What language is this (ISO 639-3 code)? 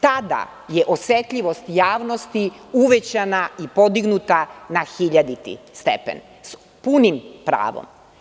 srp